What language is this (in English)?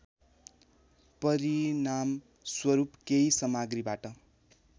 Nepali